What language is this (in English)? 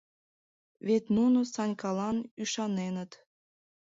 Mari